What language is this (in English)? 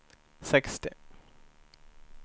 Swedish